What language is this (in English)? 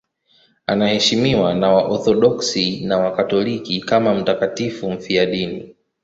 Swahili